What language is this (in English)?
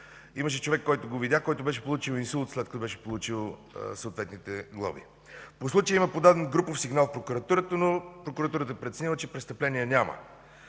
Bulgarian